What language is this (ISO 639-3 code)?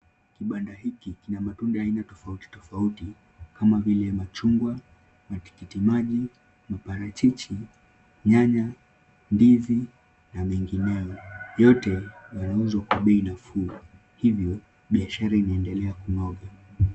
swa